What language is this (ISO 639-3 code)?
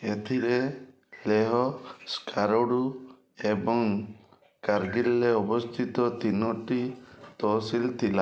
ori